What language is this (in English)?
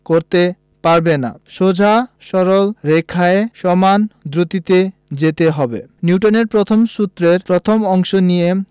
Bangla